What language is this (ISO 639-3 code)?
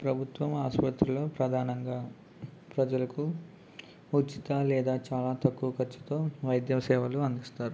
tel